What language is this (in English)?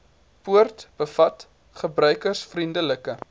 Afrikaans